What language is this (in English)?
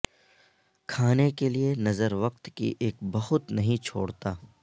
Urdu